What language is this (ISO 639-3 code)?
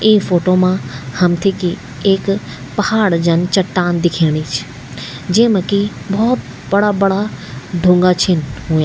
gbm